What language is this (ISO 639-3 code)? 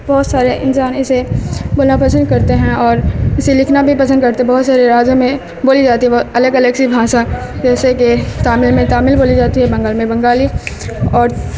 urd